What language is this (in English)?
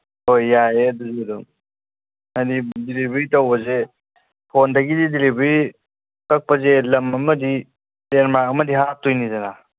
Manipuri